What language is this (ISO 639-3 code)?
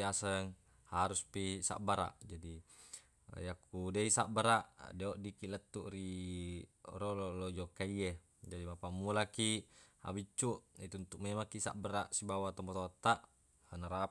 bug